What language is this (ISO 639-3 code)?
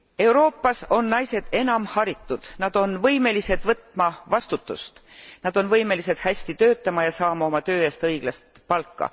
est